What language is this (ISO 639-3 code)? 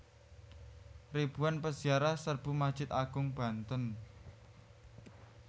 jav